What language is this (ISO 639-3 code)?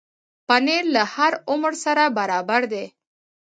pus